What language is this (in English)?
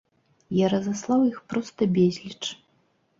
Belarusian